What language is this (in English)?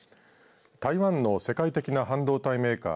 Japanese